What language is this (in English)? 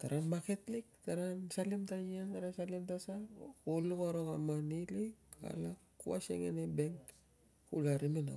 Tungag